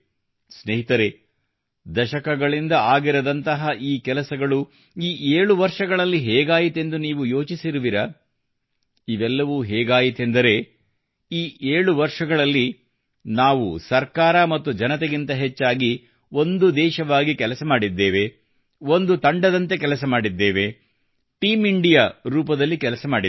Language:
Kannada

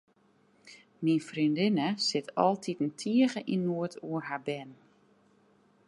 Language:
Western Frisian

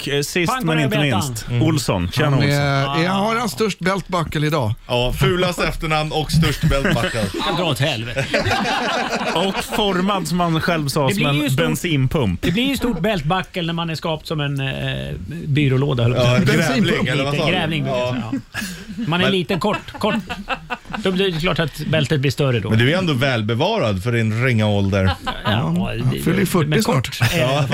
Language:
Swedish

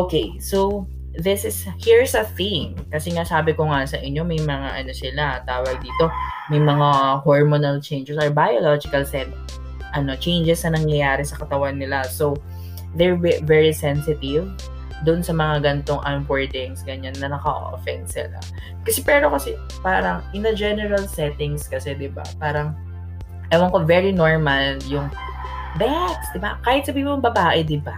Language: Filipino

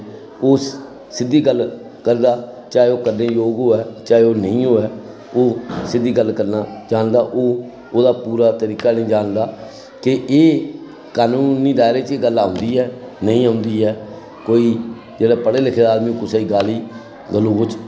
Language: Dogri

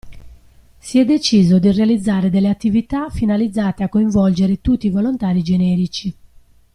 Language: Italian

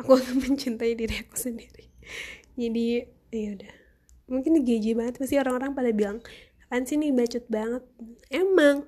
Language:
Indonesian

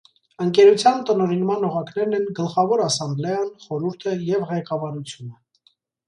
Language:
Armenian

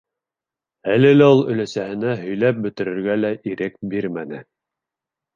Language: Bashkir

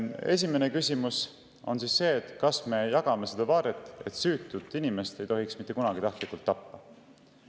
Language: Estonian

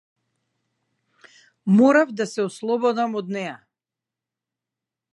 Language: Macedonian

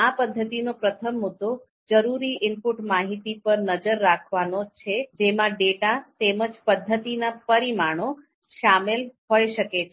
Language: Gujarati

